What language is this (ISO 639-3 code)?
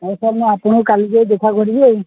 ori